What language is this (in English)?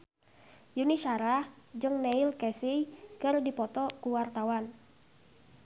Sundanese